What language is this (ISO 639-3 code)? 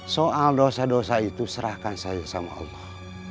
ind